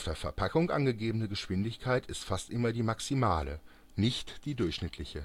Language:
German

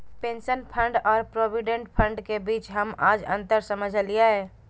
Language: Magahi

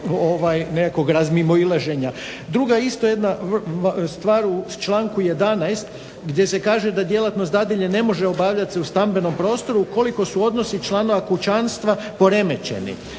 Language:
Croatian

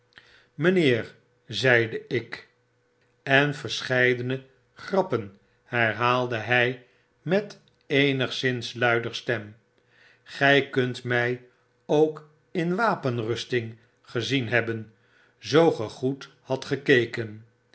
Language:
Dutch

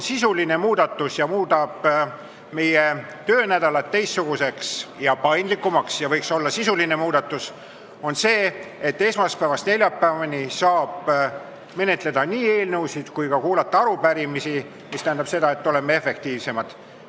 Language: Estonian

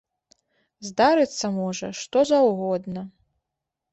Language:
Belarusian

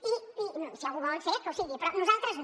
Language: Catalan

